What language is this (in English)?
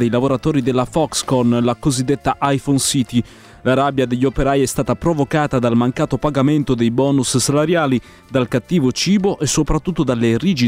Italian